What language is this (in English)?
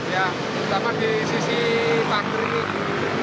Indonesian